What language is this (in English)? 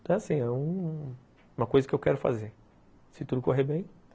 Portuguese